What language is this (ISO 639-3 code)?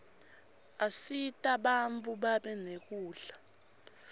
ssw